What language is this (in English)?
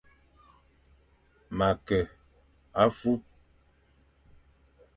Fang